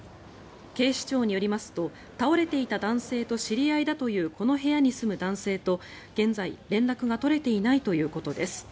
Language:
Japanese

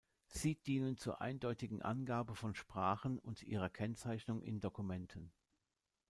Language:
German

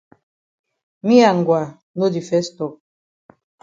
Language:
Cameroon Pidgin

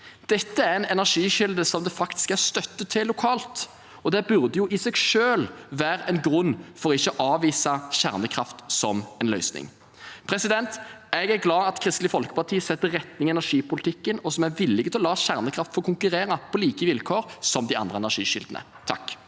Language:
Norwegian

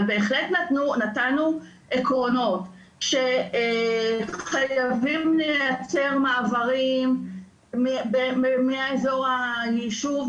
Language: Hebrew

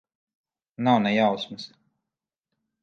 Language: Latvian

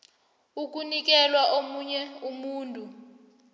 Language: South Ndebele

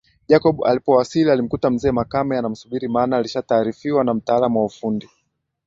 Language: Swahili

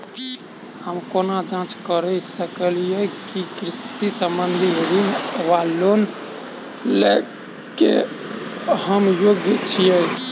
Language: Maithili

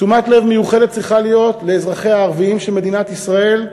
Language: Hebrew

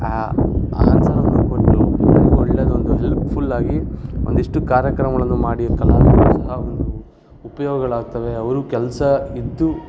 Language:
Kannada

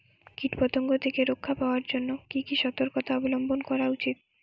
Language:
Bangla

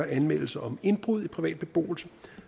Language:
Danish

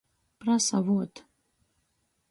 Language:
Latgalian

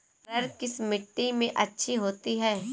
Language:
Hindi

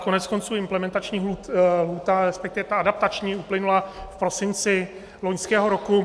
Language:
Czech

